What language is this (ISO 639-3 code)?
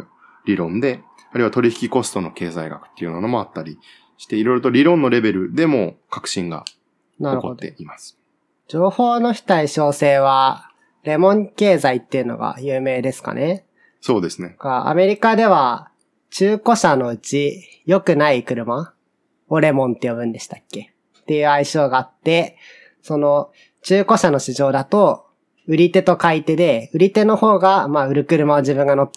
jpn